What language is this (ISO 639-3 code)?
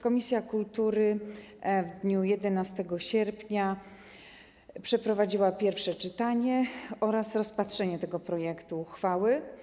pol